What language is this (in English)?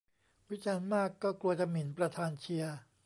Thai